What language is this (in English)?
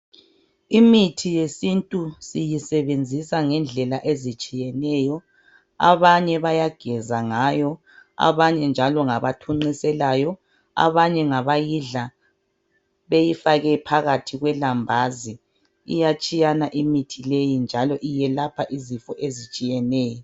North Ndebele